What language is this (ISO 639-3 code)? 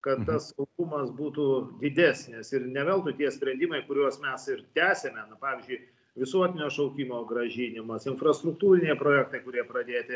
lit